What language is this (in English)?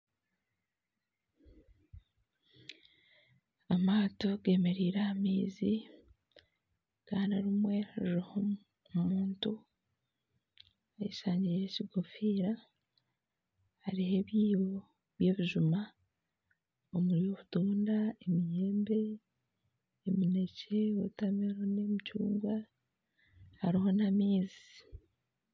Nyankole